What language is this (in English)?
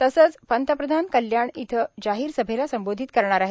Marathi